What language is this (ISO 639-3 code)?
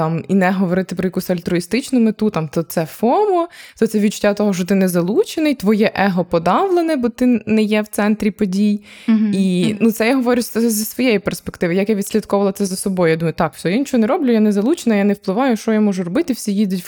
ukr